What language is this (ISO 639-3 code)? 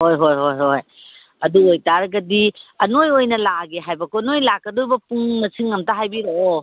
mni